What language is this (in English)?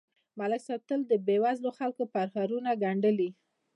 Pashto